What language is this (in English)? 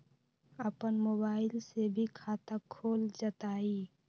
Magahi